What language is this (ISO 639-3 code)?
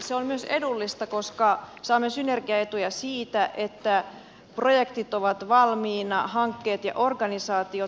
fin